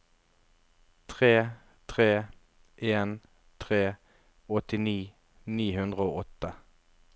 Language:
Norwegian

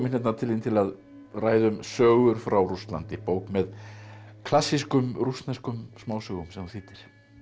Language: Icelandic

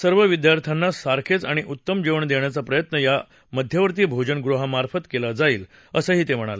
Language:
Marathi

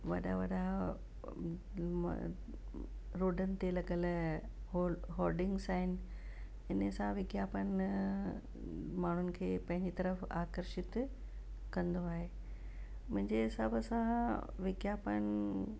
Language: Sindhi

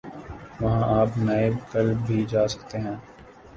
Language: Urdu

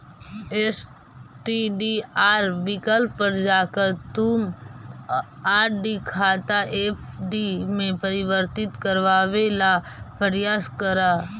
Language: Magahi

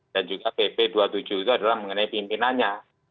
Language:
Indonesian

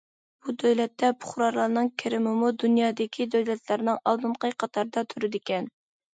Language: Uyghur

